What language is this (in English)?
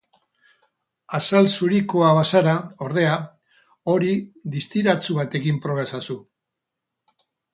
Basque